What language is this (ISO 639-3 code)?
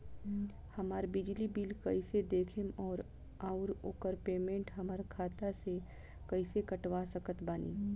bho